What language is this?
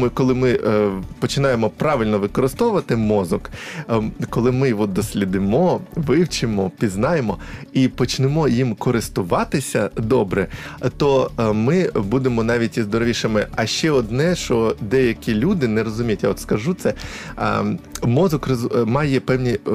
Ukrainian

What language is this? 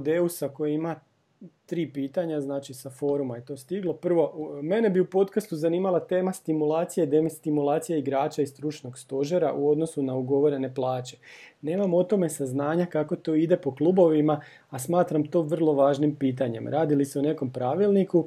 Croatian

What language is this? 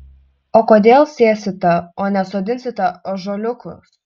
Lithuanian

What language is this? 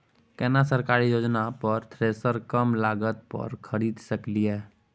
Maithili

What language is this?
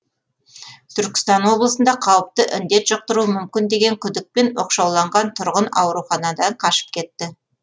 Kazakh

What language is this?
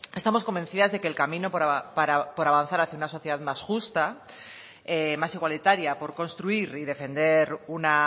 Spanish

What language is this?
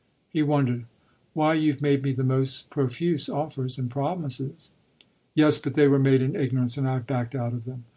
English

